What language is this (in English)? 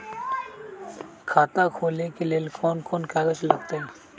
Magahi